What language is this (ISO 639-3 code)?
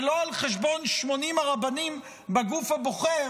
heb